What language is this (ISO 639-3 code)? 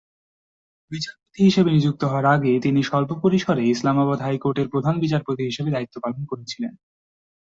ben